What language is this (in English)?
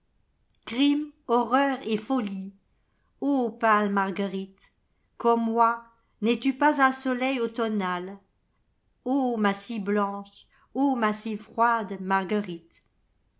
French